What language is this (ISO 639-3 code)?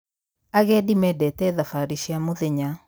kik